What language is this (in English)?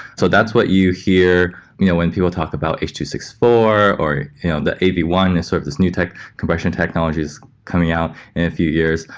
English